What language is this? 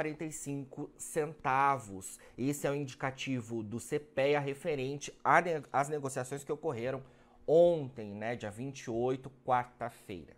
Portuguese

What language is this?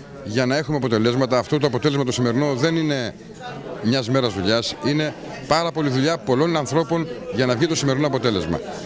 Greek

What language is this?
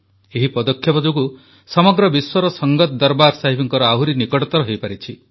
Odia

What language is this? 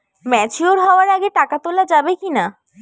Bangla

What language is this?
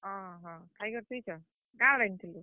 Odia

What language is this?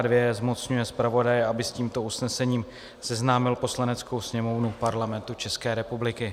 Czech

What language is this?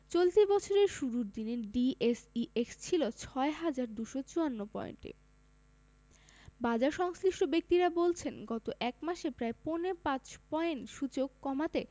Bangla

